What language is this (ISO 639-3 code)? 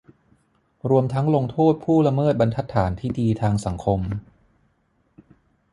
tha